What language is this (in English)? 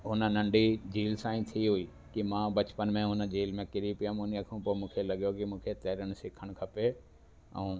Sindhi